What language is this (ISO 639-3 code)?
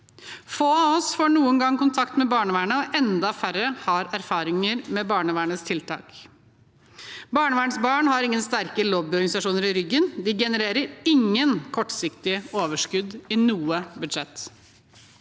nor